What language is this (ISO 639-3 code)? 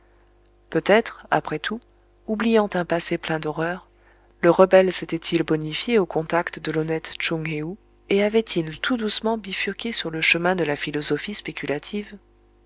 fra